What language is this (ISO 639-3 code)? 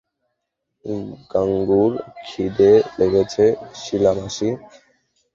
ben